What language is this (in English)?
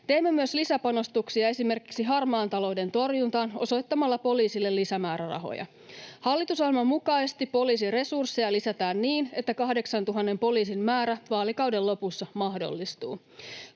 Finnish